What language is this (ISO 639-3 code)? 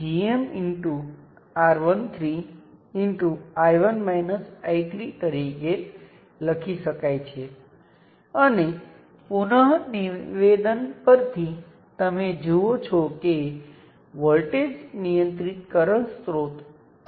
guj